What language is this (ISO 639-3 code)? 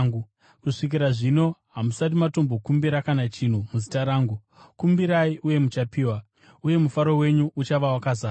sna